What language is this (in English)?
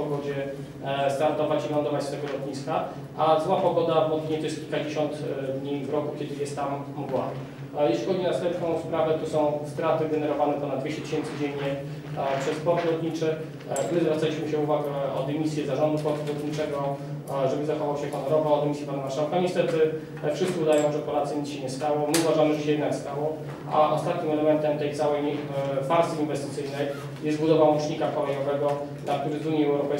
Polish